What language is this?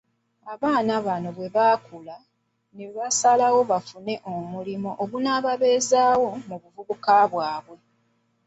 Ganda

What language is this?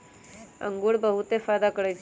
Magahi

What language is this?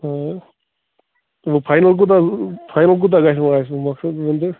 Kashmiri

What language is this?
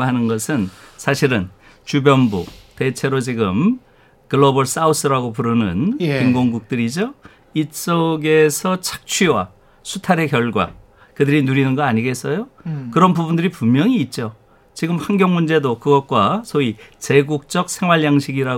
Korean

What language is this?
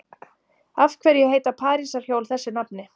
Icelandic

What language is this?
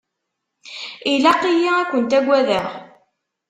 Kabyle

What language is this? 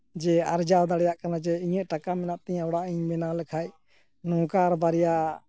Santali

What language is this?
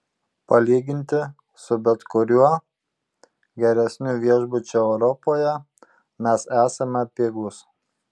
Lithuanian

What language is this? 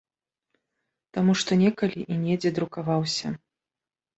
Belarusian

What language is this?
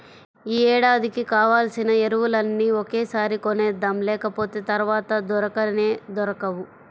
Telugu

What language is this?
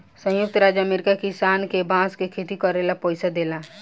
Bhojpuri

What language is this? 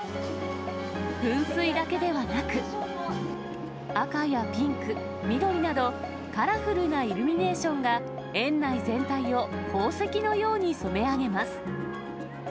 Japanese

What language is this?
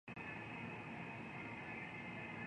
Japanese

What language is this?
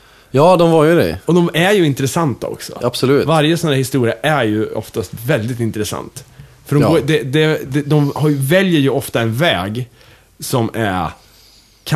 Swedish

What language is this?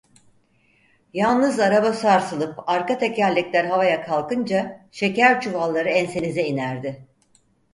Turkish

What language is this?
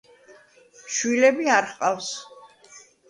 Georgian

